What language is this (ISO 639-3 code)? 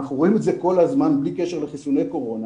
heb